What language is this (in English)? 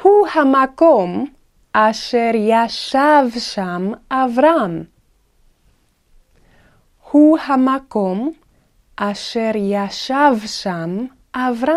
Hebrew